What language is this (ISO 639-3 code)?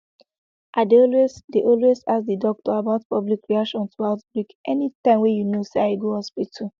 pcm